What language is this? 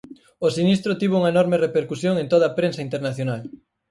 Galician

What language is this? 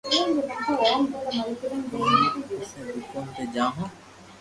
Loarki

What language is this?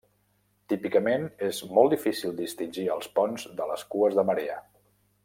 Catalan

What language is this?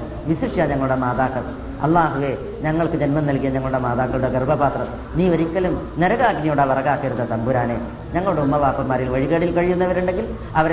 Malayalam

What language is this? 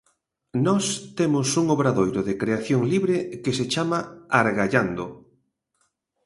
Galician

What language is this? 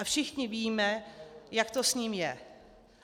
Czech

